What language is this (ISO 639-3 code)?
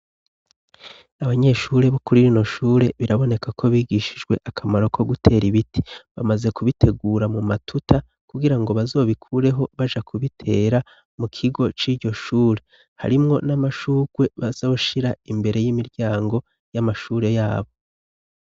run